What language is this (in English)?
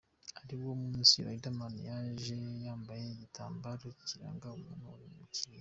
Kinyarwanda